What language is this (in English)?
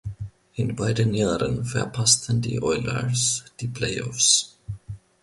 German